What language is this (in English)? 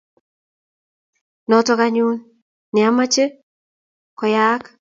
Kalenjin